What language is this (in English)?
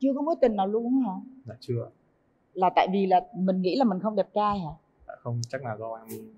Vietnamese